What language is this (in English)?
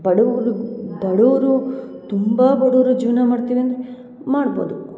Kannada